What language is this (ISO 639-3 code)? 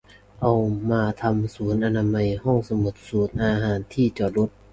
tha